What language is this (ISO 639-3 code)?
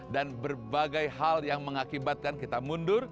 ind